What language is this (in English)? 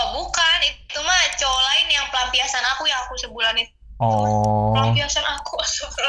Indonesian